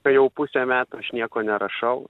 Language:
Lithuanian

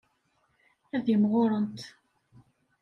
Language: Kabyle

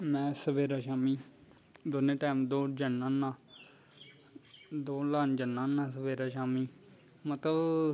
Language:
Dogri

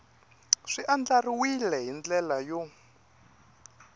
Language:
Tsonga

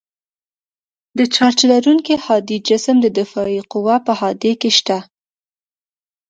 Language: Pashto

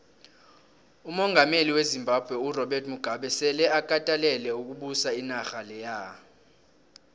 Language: South Ndebele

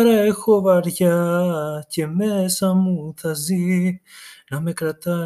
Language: Greek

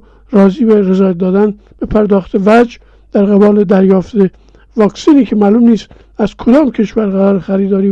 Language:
Persian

